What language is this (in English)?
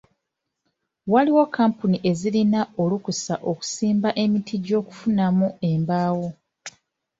Ganda